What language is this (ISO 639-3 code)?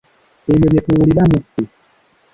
lug